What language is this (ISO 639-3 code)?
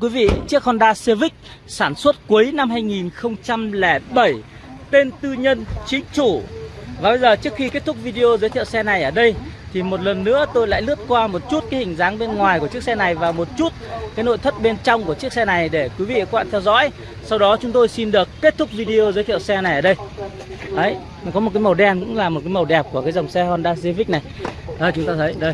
vie